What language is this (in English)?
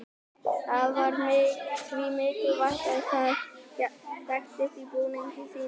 Icelandic